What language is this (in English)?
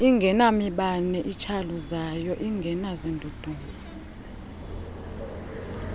Xhosa